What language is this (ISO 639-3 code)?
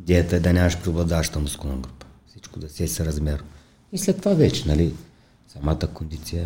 bul